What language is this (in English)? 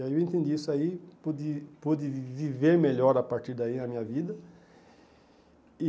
Portuguese